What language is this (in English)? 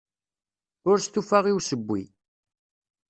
Kabyle